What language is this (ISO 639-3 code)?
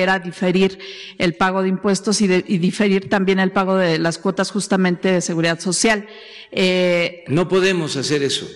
spa